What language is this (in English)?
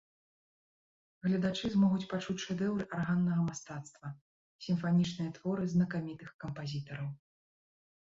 Belarusian